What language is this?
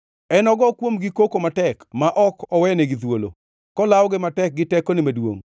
Luo (Kenya and Tanzania)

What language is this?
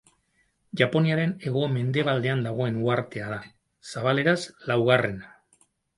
Basque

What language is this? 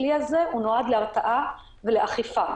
Hebrew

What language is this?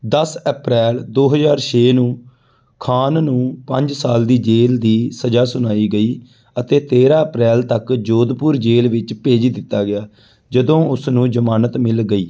Punjabi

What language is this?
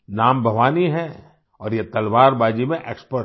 Hindi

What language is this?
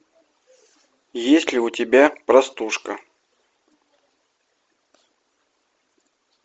Russian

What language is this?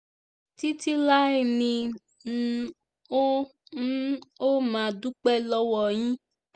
Yoruba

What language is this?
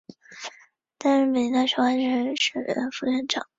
Chinese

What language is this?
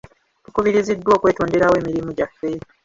Ganda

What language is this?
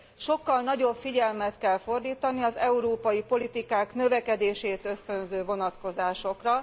Hungarian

